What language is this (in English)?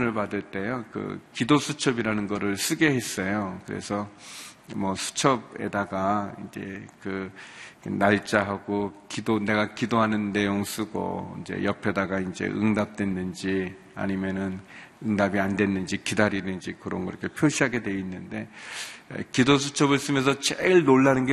Korean